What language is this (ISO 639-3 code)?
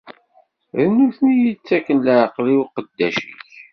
kab